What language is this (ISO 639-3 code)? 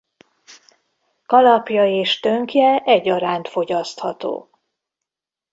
hun